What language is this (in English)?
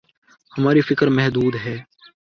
Urdu